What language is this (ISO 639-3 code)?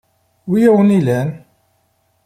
kab